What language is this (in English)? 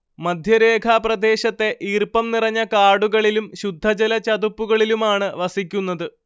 Malayalam